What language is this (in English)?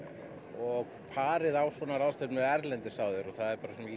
Icelandic